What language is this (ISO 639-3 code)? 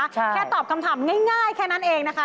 tha